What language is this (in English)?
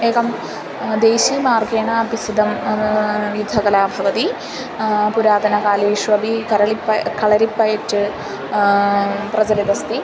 Sanskrit